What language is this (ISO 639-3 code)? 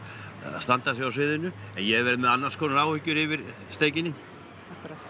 isl